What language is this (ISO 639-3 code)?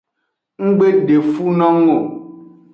ajg